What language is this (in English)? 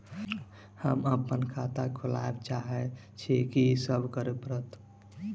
Maithili